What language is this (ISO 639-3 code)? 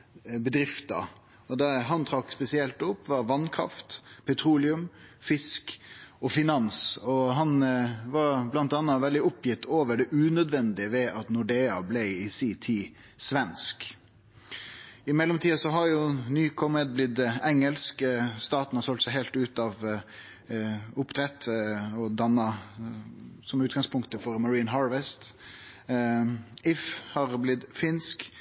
nno